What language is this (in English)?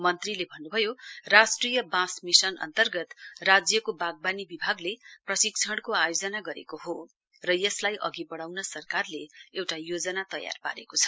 Nepali